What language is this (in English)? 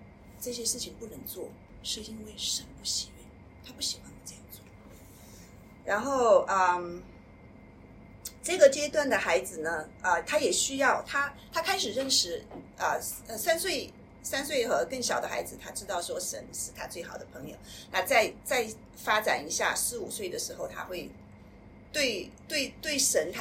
Chinese